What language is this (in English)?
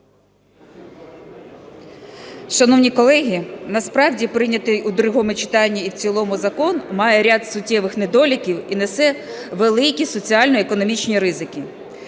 Ukrainian